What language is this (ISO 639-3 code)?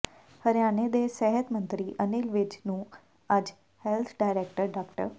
pan